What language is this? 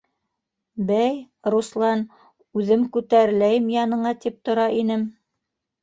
Bashkir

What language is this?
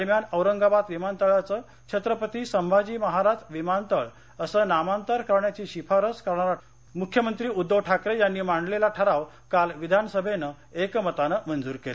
Marathi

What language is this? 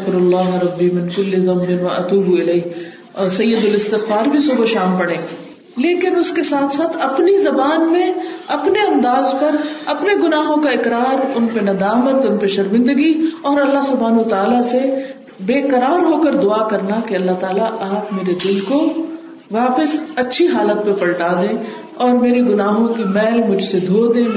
Urdu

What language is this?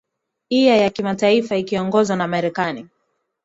Swahili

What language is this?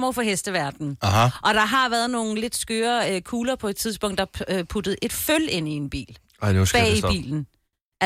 Danish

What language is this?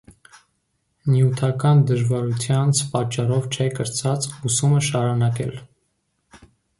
Armenian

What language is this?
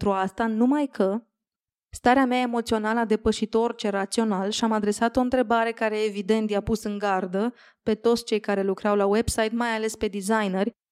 Romanian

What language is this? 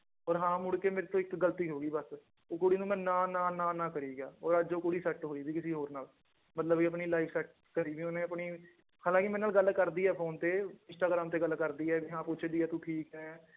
Punjabi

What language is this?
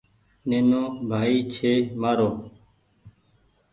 Goaria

